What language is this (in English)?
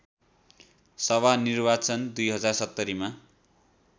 Nepali